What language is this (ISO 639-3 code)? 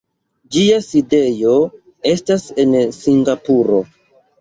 epo